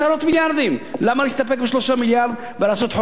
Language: Hebrew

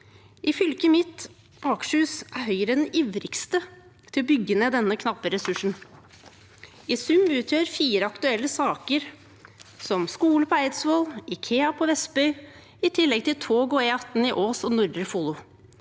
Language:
Norwegian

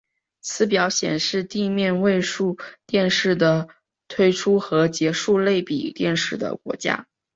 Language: Chinese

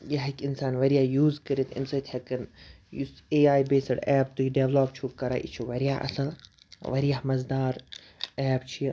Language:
Kashmiri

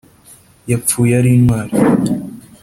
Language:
Kinyarwanda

